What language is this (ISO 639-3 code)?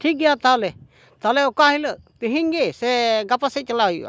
sat